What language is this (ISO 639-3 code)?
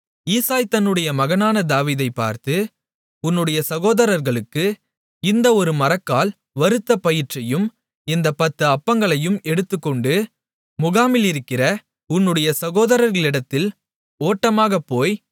tam